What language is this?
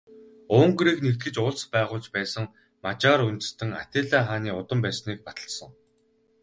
Mongolian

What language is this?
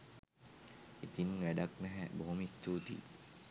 Sinhala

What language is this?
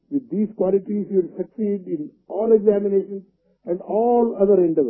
Hindi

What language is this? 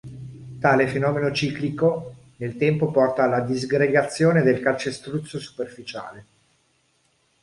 Italian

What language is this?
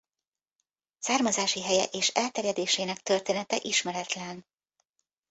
Hungarian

